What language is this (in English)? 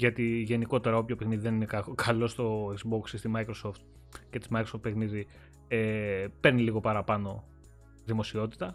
Greek